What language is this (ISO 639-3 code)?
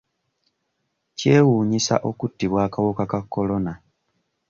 lug